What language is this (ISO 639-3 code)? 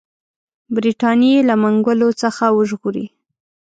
pus